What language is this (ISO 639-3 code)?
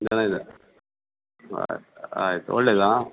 kan